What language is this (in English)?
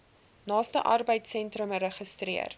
Afrikaans